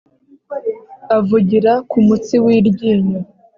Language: Kinyarwanda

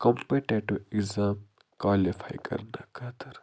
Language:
Kashmiri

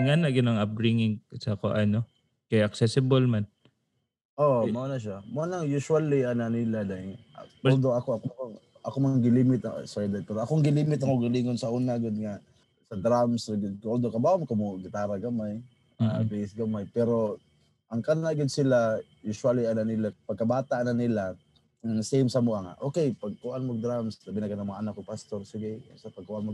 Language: Filipino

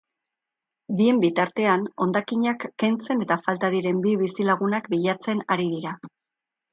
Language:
Basque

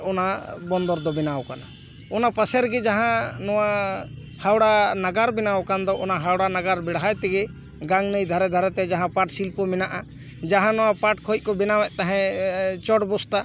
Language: Santali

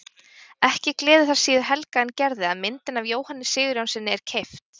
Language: Icelandic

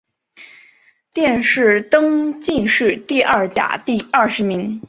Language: Chinese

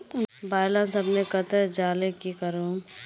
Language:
Magahi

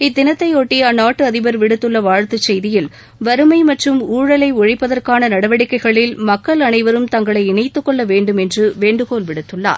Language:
Tamil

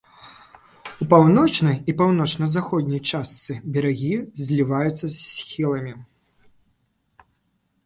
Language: Belarusian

